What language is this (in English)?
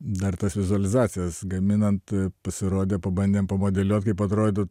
Lithuanian